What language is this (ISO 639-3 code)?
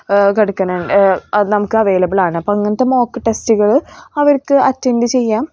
mal